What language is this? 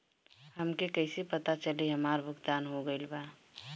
Bhojpuri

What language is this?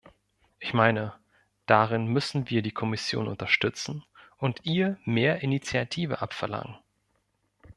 German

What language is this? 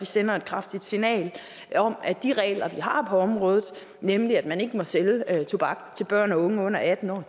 Danish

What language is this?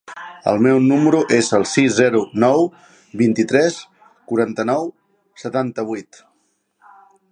Catalan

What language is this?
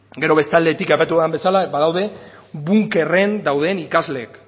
Basque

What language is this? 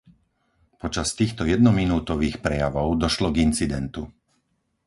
Slovak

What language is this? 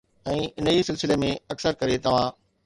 Sindhi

